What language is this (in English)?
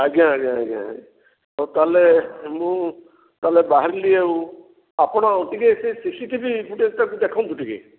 Odia